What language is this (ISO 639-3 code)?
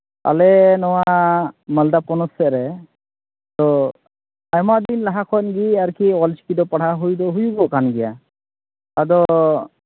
sat